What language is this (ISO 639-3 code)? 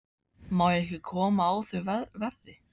isl